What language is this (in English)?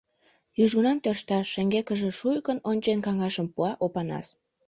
Mari